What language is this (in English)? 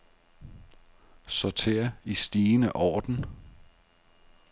Danish